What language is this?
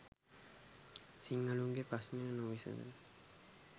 Sinhala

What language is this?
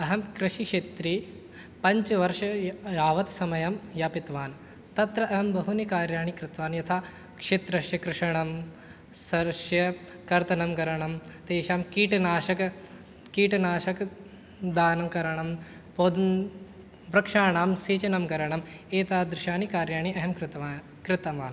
Sanskrit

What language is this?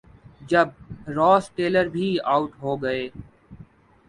Urdu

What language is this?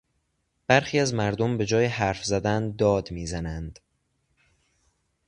Persian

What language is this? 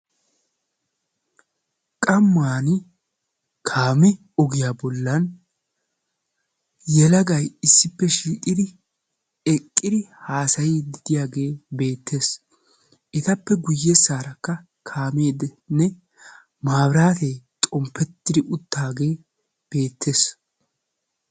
Wolaytta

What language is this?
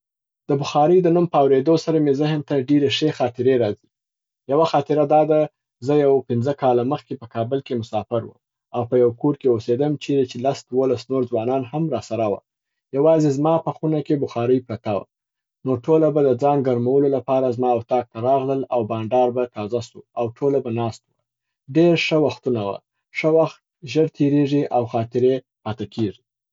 Southern Pashto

